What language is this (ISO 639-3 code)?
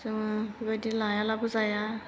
brx